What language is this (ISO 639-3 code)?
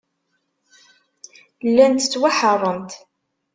kab